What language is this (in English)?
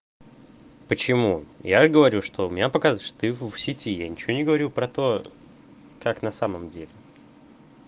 Russian